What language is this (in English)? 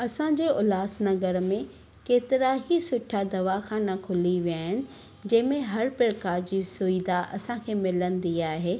Sindhi